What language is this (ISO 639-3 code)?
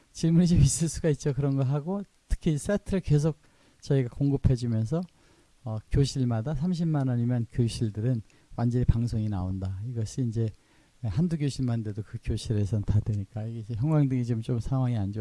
kor